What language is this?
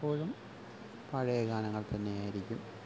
Malayalam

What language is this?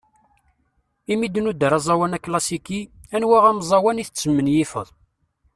Kabyle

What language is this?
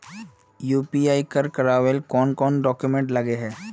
Magahi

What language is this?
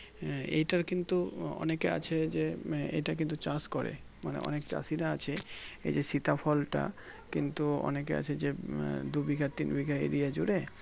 Bangla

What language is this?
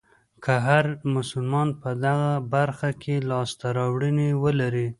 Pashto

